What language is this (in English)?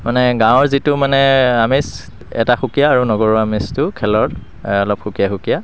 Assamese